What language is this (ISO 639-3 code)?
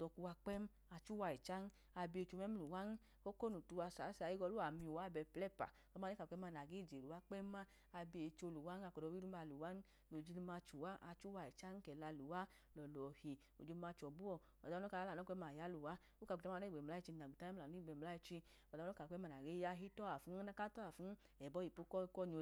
idu